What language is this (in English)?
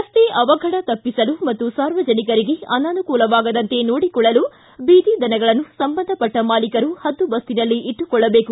Kannada